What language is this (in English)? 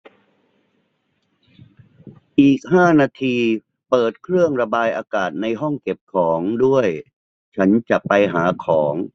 Thai